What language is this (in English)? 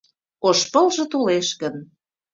Mari